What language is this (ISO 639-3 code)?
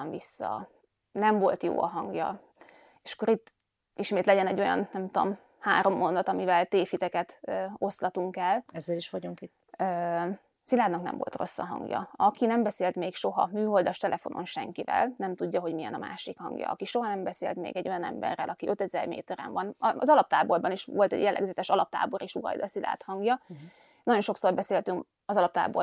hun